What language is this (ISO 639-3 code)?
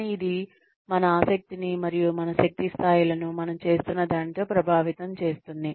tel